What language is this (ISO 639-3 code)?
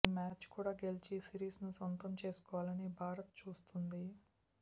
tel